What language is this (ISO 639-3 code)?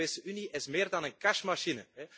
nld